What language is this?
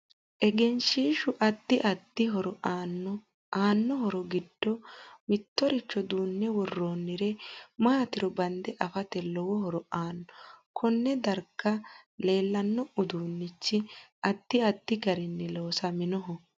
Sidamo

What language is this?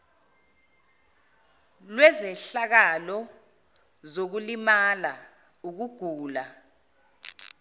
Zulu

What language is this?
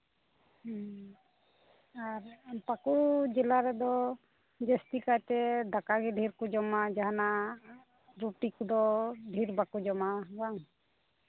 Santali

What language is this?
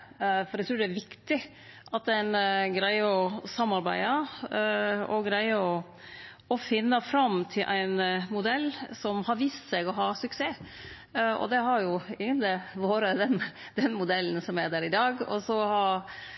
Norwegian Nynorsk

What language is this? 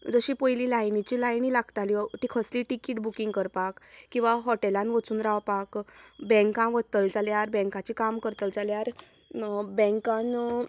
Konkani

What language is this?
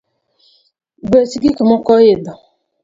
Luo (Kenya and Tanzania)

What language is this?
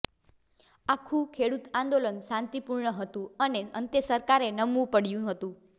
Gujarati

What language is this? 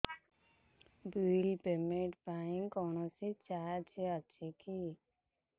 Odia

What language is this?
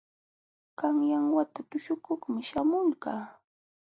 Jauja Wanca Quechua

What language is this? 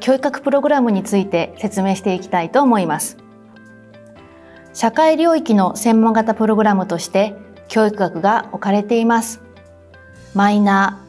Japanese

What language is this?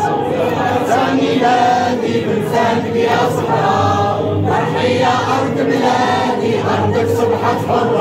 Arabic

